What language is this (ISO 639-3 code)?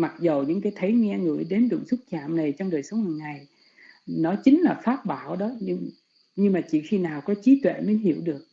vie